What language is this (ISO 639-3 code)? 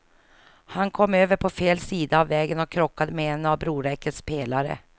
swe